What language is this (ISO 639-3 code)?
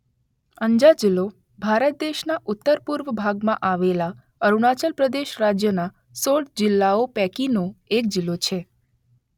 guj